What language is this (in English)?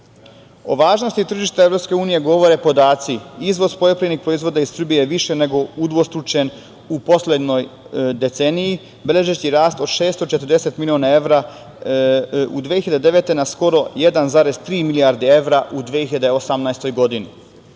Serbian